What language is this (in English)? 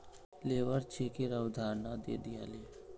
Magahi